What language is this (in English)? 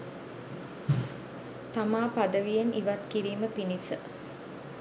Sinhala